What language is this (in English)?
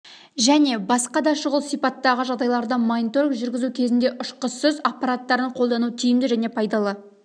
Kazakh